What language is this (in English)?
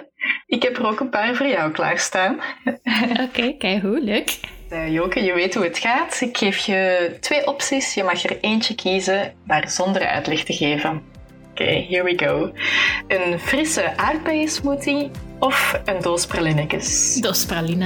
Dutch